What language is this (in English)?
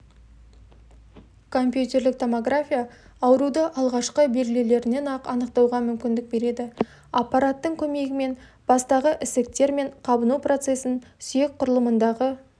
Kazakh